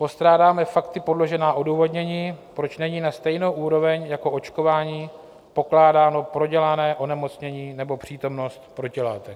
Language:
Czech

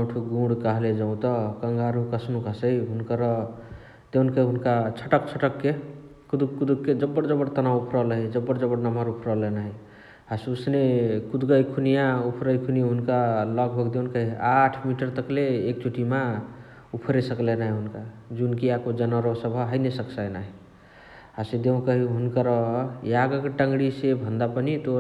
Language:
Chitwania Tharu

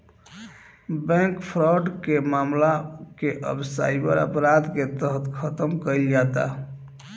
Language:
Bhojpuri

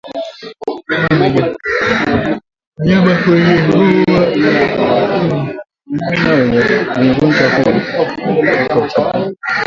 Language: Swahili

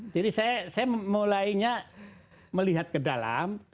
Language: Indonesian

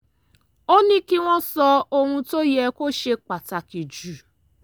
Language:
Yoruba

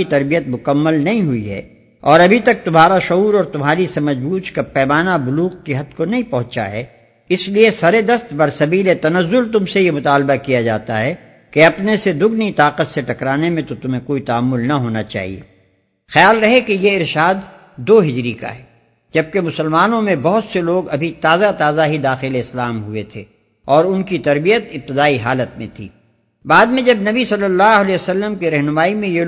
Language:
Urdu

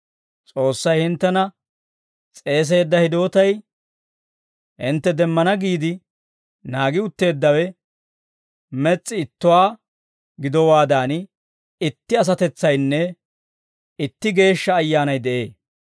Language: Dawro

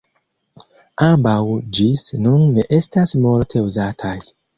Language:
Esperanto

